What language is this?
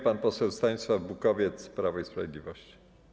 Polish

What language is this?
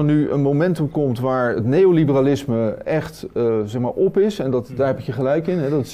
Dutch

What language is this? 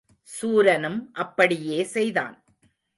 Tamil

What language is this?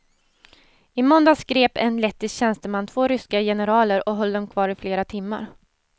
Swedish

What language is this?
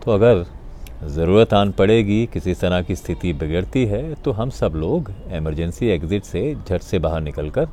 Hindi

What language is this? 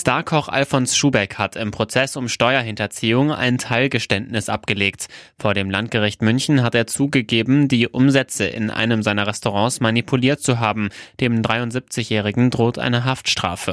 German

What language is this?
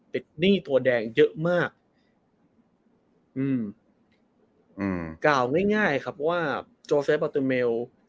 Thai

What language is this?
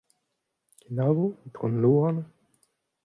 Breton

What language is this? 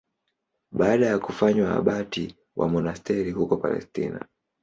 Swahili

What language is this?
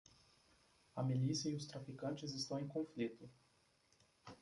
Portuguese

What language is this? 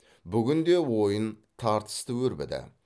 Kazakh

